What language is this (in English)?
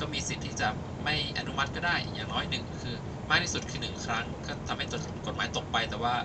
Thai